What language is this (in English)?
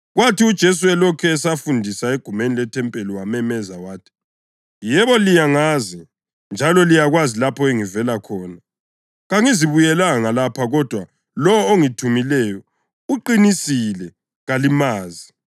North Ndebele